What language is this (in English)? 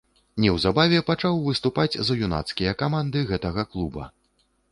Belarusian